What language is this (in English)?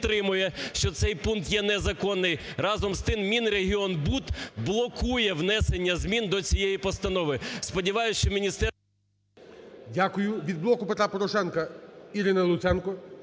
Ukrainian